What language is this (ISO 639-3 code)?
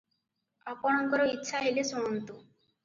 ori